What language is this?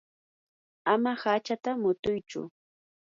Yanahuanca Pasco Quechua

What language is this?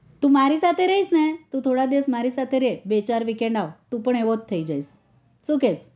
Gujarati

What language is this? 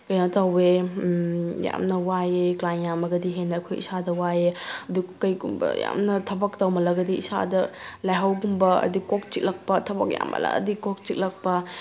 Manipuri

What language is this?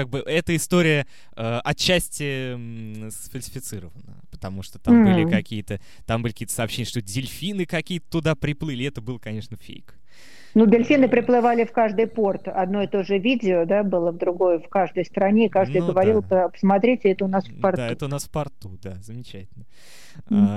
Russian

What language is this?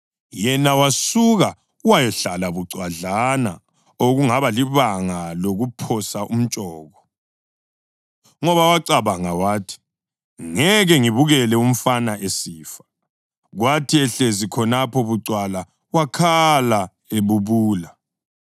North Ndebele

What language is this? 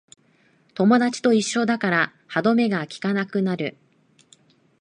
Japanese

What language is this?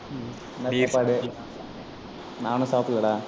Tamil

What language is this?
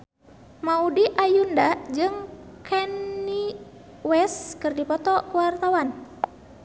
Sundanese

